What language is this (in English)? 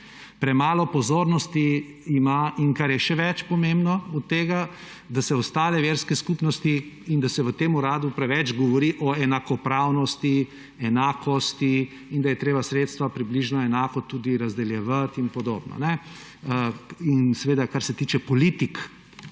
Slovenian